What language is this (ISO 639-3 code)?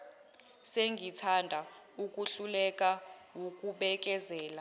zul